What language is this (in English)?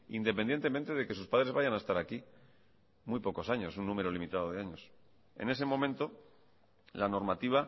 Spanish